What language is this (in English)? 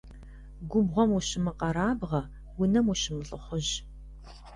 Kabardian